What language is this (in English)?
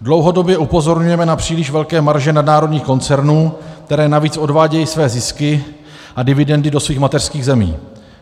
Czech